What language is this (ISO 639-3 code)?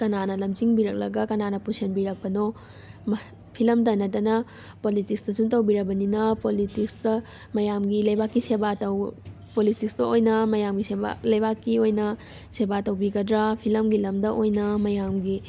mni